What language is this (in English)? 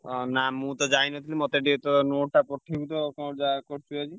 Odia